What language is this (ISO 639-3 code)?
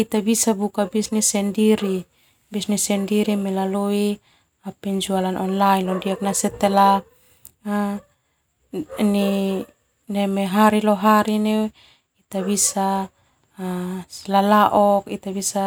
twu